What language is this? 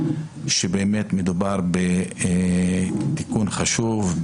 Hebrew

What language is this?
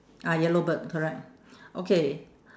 English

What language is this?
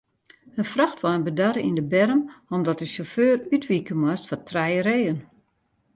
Western Frisian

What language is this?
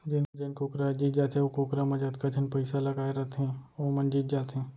Chhattisgarhi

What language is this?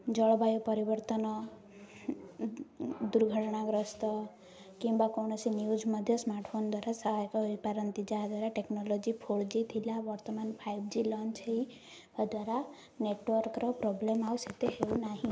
Odia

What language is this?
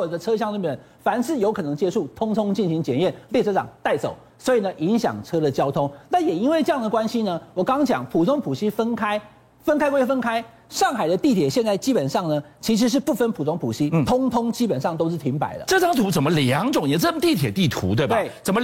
Chinese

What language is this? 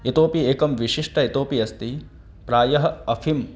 Sanskrit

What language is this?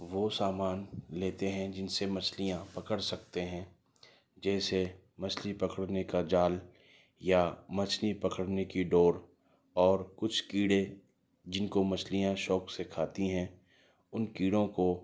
Urdu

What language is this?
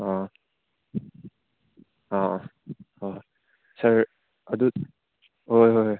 Manipuri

